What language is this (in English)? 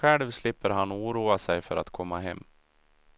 Swedish